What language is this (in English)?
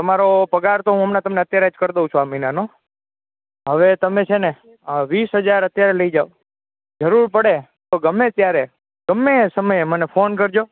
Gujarati